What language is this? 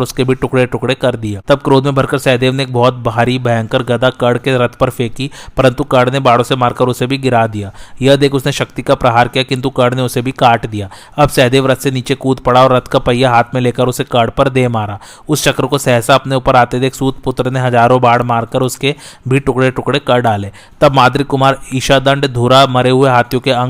Hindi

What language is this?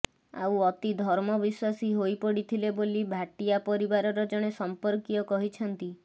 Odia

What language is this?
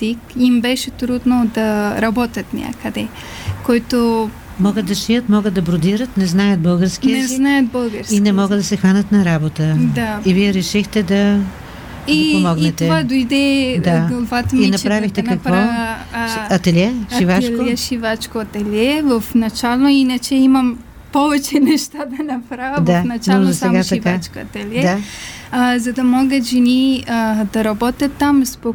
Bulgarian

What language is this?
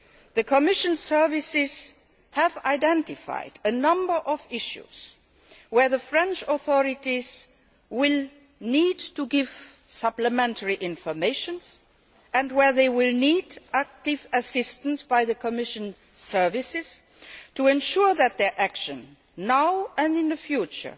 English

